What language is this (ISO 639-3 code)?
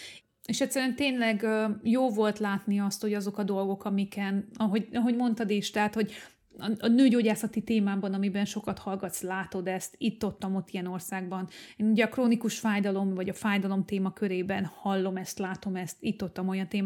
hun